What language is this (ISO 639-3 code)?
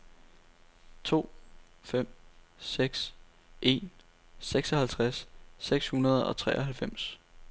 dan